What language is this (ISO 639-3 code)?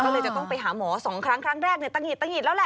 tha